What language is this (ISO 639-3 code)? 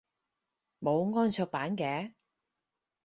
yue